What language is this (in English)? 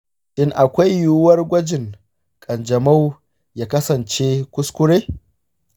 Hausa